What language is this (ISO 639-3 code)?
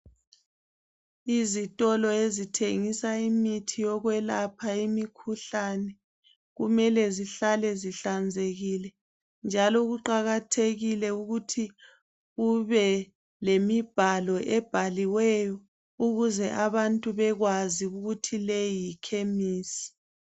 nde